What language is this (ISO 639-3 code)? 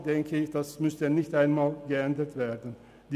gsw